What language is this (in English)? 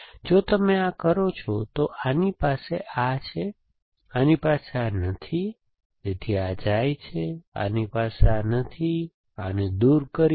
Gujarati